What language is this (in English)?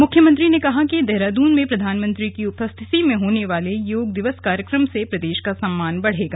Hindi